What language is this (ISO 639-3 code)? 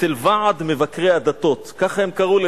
heb